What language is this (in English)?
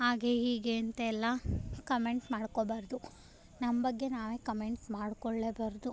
Kannada